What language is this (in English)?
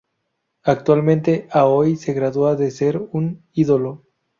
Spanish